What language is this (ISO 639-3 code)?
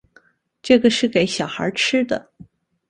zho